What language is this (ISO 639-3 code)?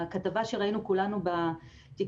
heb